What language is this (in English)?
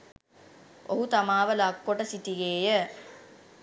Sinhala